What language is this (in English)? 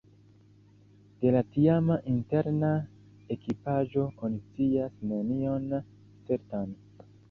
Esperanto